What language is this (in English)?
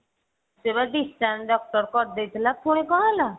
Odia